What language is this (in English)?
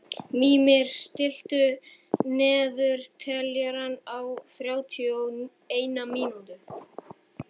Icelandic